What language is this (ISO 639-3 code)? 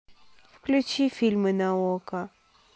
rus